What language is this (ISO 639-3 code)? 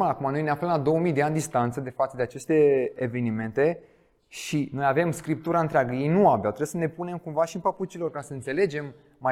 ron